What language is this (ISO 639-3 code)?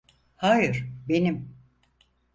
tur